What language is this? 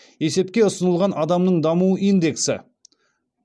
Kazakh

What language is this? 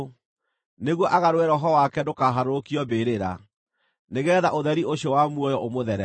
Kikuyu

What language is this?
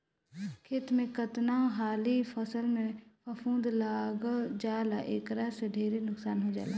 Bhojpuri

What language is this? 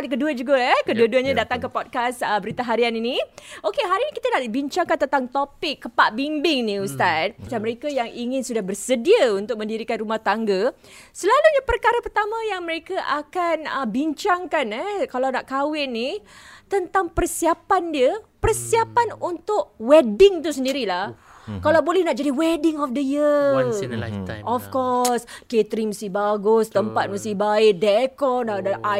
Malay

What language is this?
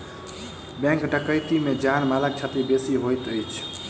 Maithili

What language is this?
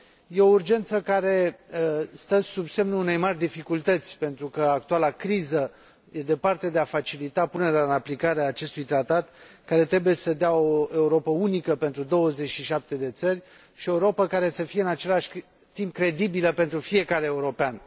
Romanian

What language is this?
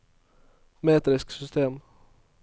Norwegian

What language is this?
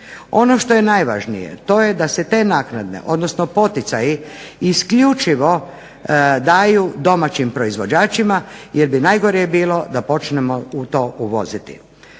Croatian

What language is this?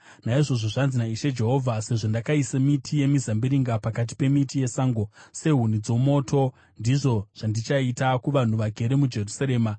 Shona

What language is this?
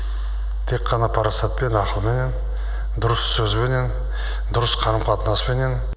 Kazakh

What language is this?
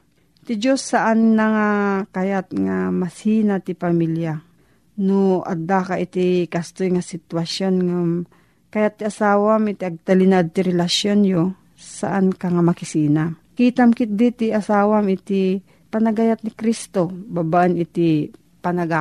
Filipino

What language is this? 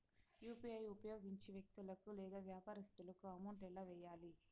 Telugu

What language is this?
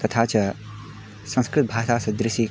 Sanskrit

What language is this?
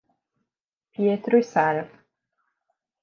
Portuguese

